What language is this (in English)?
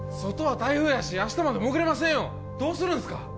Japanese